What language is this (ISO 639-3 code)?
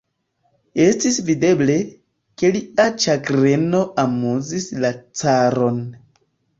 epo